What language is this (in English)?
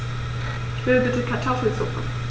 German